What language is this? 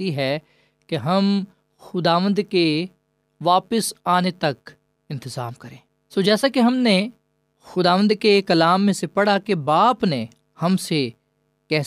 Urdu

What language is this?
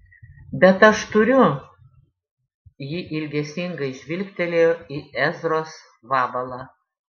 Lithuanian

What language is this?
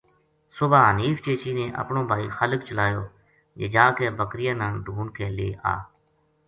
Gujari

